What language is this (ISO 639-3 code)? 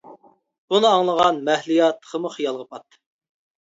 uig